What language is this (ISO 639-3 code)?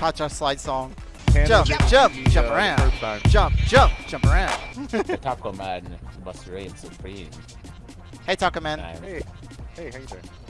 eng